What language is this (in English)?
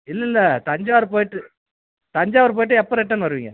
Tamil